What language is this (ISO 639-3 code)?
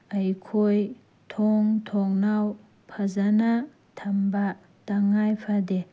mni